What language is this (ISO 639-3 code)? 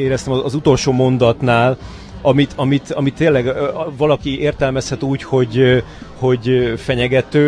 hun